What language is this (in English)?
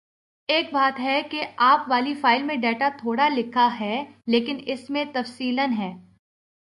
Urdu